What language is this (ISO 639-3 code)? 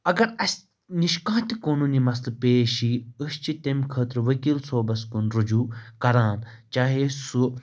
kas